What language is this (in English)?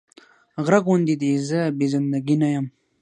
Pashto